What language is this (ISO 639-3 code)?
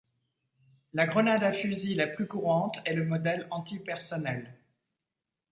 fra